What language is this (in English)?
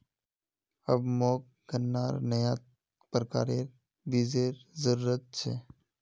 Magahi